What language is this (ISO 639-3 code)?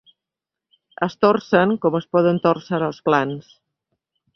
cat